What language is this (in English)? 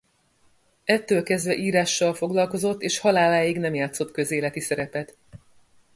Hungarian